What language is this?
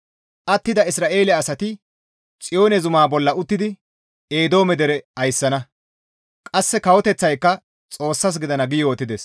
Gamo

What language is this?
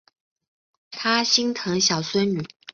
Chinese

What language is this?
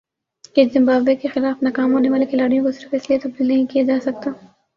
Urdu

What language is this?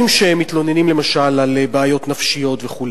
Hebrew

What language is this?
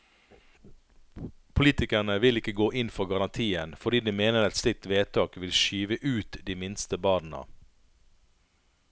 Norwegian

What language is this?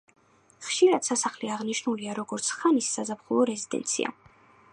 Georgian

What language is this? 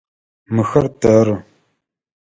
Adyghe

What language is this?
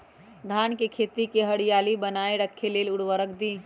Magahi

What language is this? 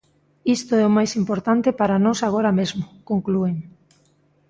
Galician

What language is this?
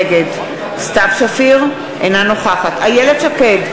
Hebrew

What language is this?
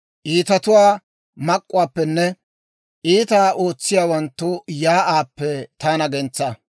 Dawro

